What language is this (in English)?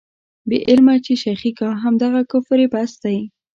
Pashto